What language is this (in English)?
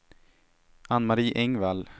Swedish